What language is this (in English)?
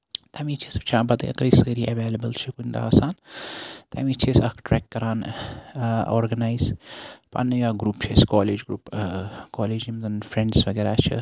Kashmiri